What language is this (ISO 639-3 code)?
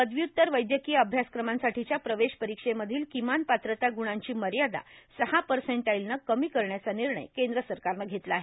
mar